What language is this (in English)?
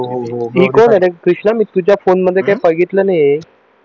Marathi